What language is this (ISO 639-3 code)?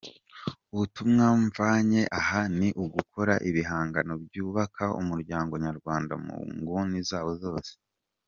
kin